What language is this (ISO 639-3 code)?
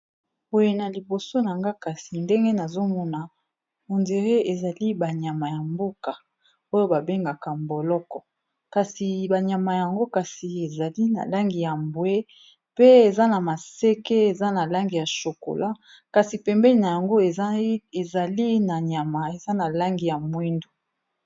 lin